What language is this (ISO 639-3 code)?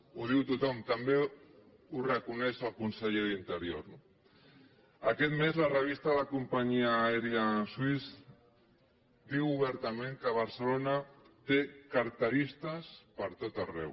cat